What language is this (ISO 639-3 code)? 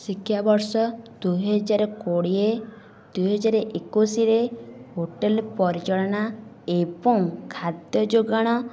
ori